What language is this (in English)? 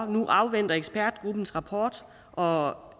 Danish